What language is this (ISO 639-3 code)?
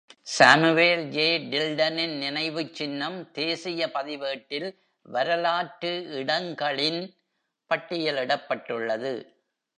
tam